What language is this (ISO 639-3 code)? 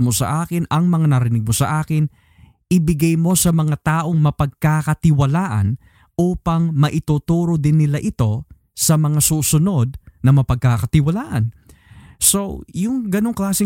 fil